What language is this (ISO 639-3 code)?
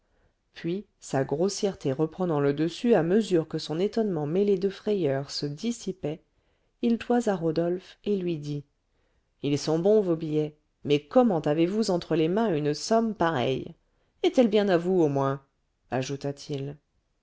fra